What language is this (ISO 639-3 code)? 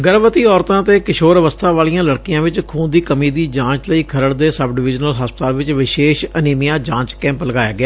pan